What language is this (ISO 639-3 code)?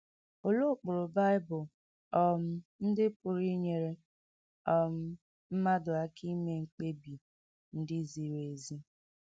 ibo